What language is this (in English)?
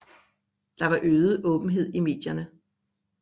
Danish